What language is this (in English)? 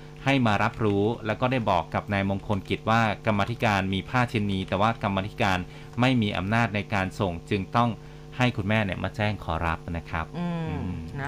Thai